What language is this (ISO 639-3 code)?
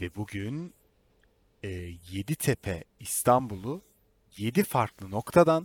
tur